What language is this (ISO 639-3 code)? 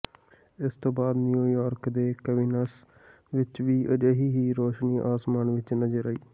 pan